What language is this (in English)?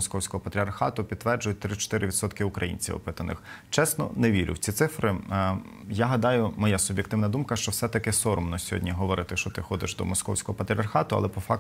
Ukrainian